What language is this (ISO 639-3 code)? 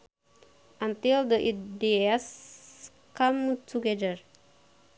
sun